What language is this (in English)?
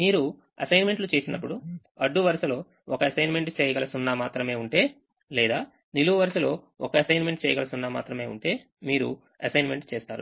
Telugu